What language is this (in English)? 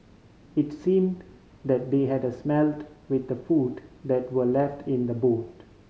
English